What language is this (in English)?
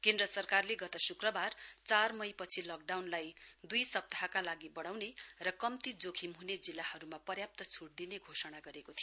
Nepali